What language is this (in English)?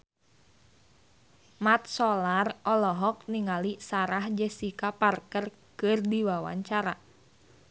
Sundanese